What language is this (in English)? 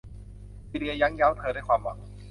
Thai